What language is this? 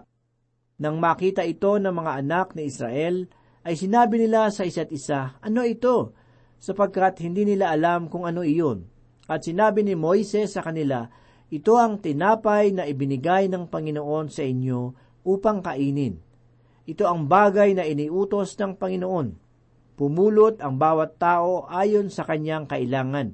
Filipino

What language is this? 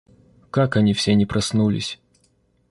Russian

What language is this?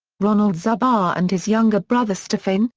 English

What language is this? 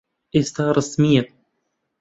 Central Kurdish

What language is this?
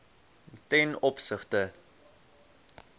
Afrikaans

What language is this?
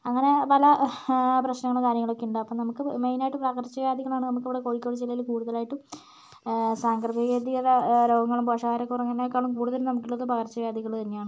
Malayalam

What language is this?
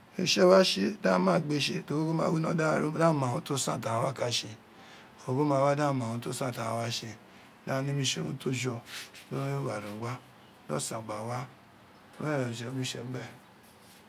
Isekiri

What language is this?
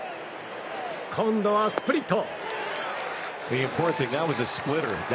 Japanese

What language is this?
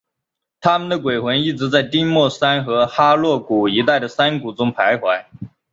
Chinese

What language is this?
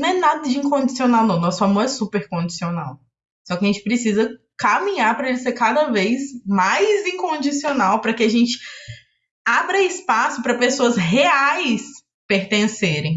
Portuguese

